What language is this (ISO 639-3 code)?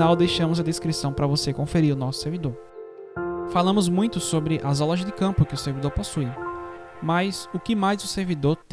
por